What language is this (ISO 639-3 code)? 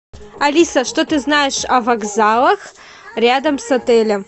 rus